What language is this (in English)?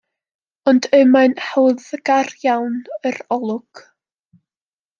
Welsh